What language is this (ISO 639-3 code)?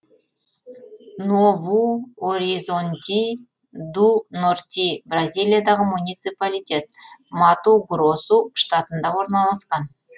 kaz